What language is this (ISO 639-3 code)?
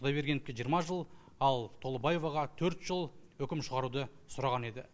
kaz